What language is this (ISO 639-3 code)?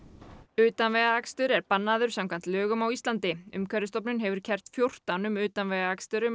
isl